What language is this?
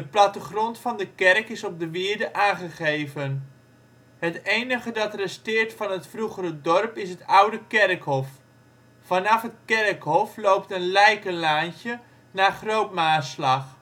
Dutch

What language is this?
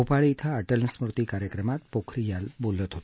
Marathi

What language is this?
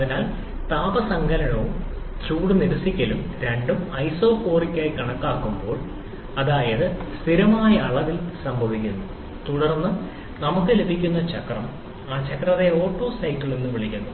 Malayalam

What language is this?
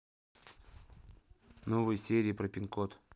Russian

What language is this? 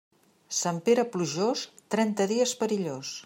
Catalan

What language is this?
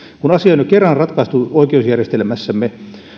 Finnish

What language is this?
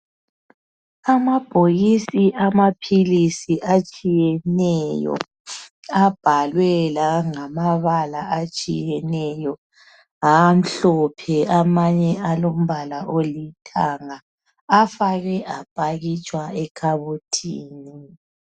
North Ndebele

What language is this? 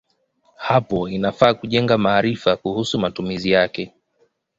Swahili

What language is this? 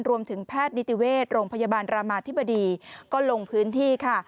Thai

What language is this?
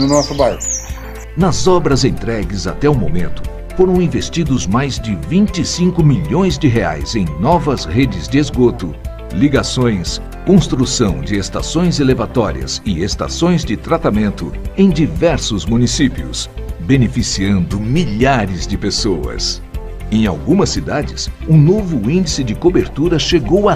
Portuguese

